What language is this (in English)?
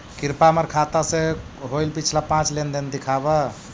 Magahi